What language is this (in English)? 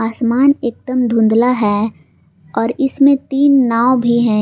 Hindi